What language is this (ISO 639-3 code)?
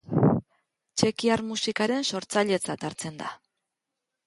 eus